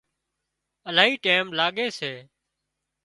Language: Wadiyara Koli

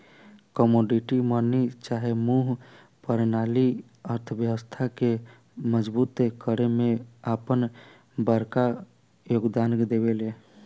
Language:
Bhojpuri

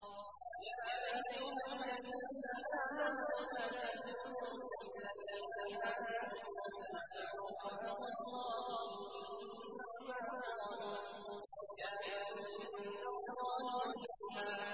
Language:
Arabic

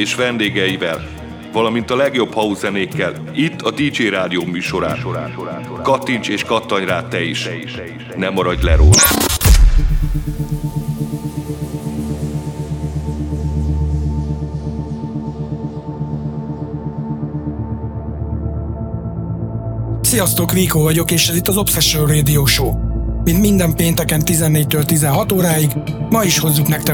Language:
Hungarian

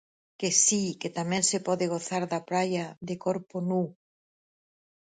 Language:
Galician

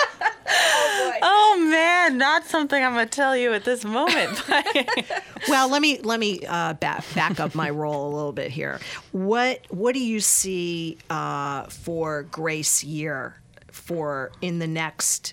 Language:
English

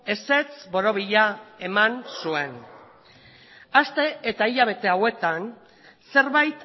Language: Basque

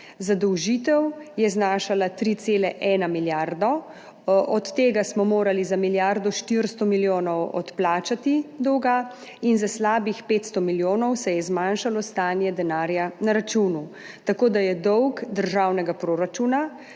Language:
Slovenian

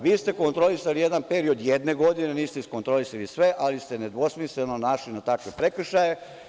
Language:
Serbian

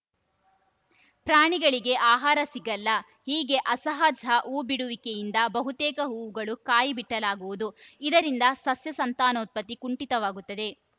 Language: Kannada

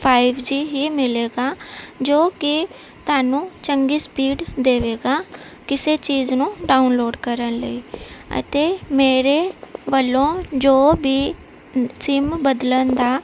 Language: Punjabi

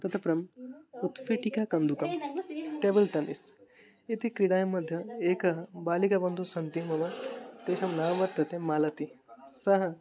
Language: Sanskrit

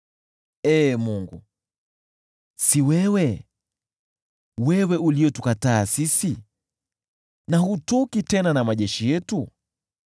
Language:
Swahili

